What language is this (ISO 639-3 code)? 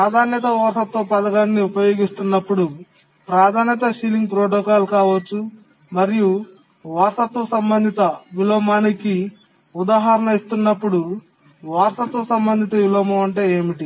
tel